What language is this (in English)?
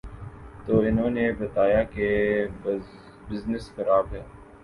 Urdu